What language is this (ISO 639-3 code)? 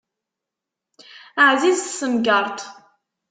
kab